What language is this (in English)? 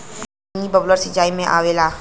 Bhojpuri